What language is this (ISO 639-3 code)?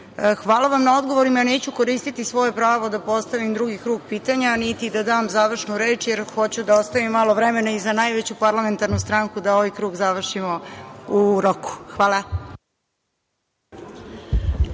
srp